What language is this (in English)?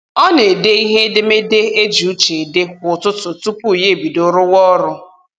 Igbo